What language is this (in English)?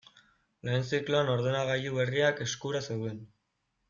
Basque